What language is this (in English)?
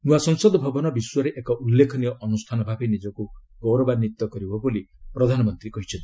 Odia